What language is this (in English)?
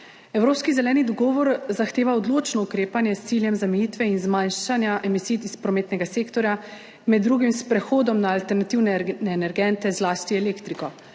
Slovenian